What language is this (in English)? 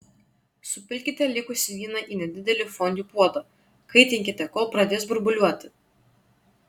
Lithuanian